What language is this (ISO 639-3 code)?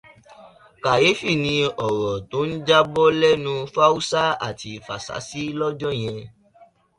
yor